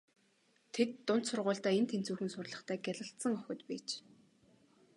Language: Mongolian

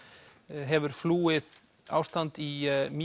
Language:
Icelandic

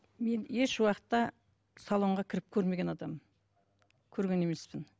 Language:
Kazakh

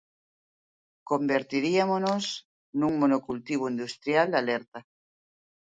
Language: Galician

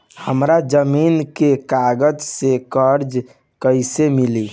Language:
Bhojpuri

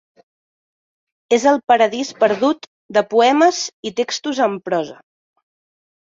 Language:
Catalan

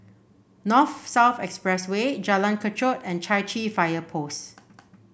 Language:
English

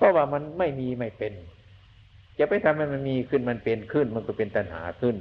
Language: Thai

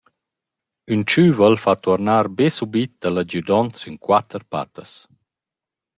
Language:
Romansh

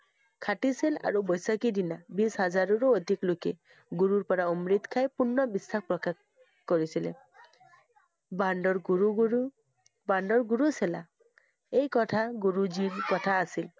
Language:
Assamese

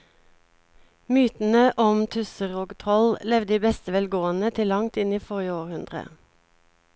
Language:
Norwegian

